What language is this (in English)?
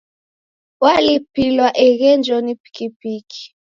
Taita